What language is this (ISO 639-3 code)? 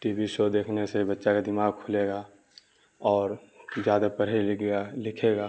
urd